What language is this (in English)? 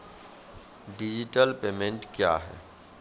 Maithili